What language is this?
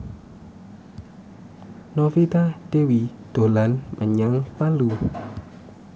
Javanese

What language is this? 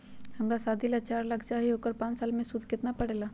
Magahi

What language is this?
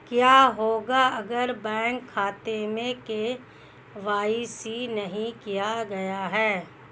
Hindi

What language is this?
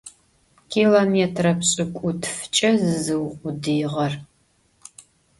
Adyghe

